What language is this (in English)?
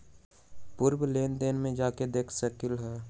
Magahi